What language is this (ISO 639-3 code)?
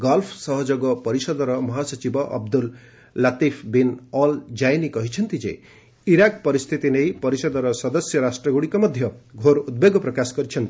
ori